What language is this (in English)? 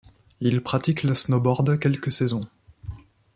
French